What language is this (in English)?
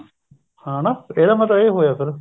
Punjabi